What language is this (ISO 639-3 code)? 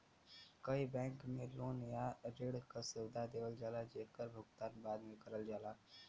bho